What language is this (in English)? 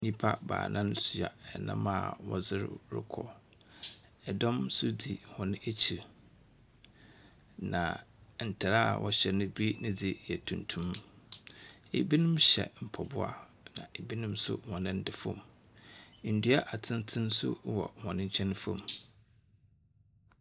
Akan